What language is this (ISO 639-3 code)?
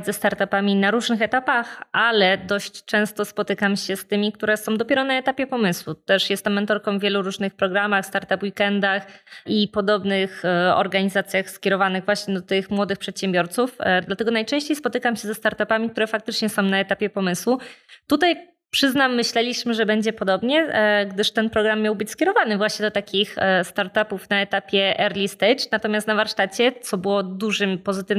pol